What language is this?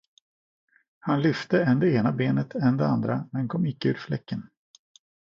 Swedish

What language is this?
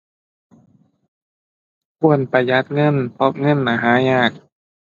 Thai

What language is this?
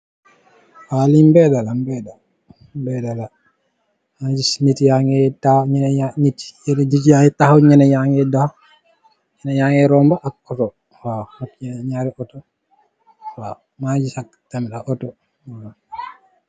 Wolof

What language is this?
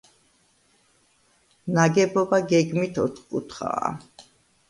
Georgian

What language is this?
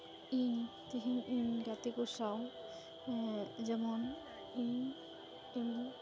Santali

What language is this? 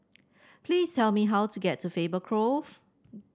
English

